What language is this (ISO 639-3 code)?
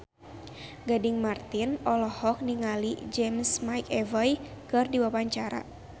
sun